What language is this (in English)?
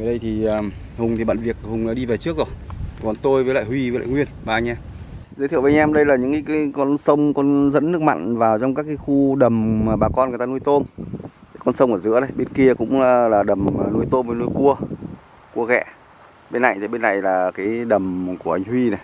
Vietnamese